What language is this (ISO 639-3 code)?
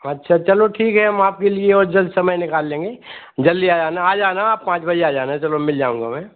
hin